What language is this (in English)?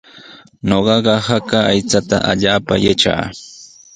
Sihuas Ancash Quechua